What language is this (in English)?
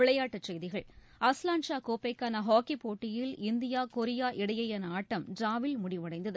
Tamil